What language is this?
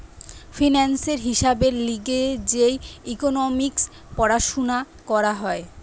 Bangla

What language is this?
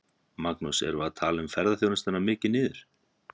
Icelandic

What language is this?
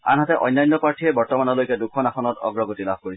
Assamese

